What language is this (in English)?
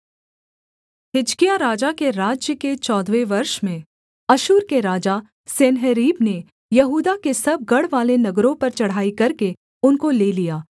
Hindi